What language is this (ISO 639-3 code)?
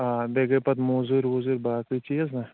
kas